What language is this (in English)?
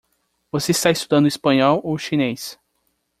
Portuguese